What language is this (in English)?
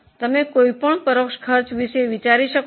Gujarati